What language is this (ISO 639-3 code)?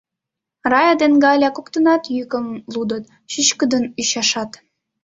chm